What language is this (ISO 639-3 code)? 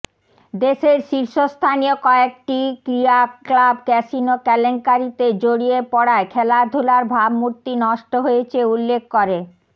ben